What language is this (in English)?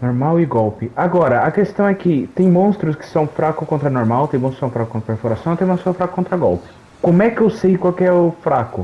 Portuguese